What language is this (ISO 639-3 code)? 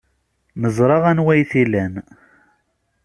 kab